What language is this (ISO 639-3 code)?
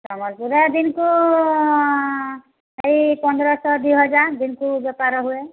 ori